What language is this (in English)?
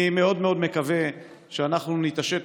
Hebrew